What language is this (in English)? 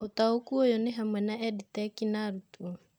Kikuyu